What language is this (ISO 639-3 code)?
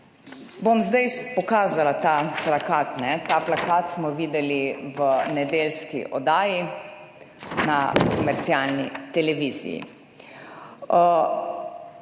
slv